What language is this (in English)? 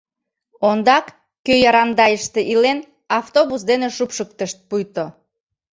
Mari